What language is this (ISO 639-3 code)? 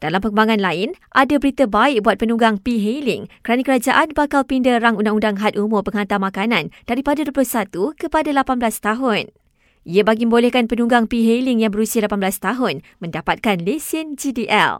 msa